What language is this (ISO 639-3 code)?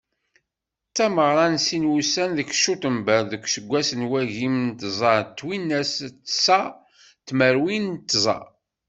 kab